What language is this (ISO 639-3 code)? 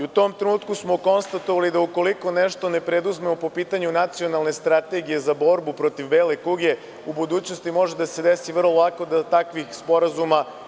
srp